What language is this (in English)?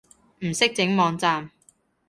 Cantonese